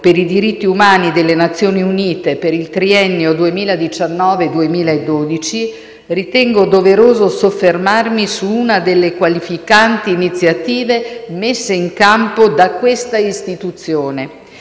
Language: Italian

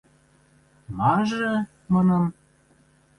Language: Western Mari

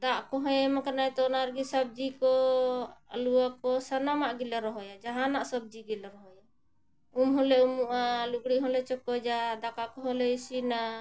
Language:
Santali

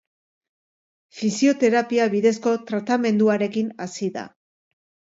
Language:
Basque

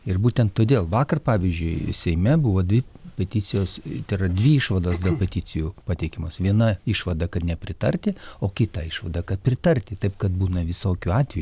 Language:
Lithuanian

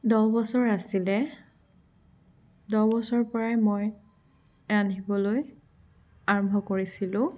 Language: Assamese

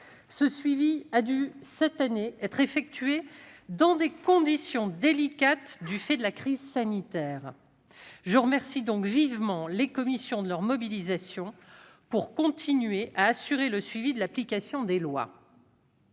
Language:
French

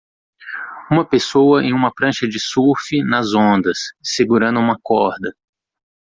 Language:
Portuguese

